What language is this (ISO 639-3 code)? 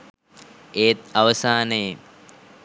sin